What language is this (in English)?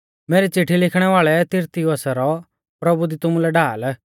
Mahasu Pahari